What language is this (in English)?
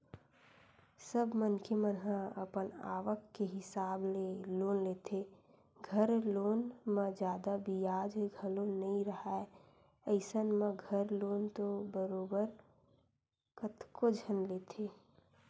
Chhattisgarhi